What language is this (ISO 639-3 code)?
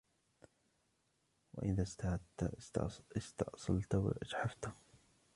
ara